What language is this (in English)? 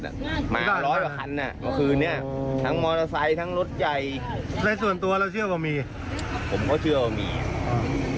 Thai